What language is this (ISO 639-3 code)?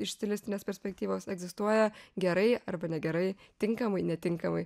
lit